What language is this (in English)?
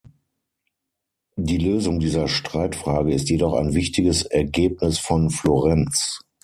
German